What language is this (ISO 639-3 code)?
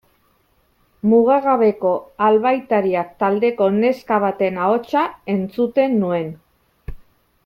eus